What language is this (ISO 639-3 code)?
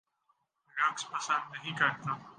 urd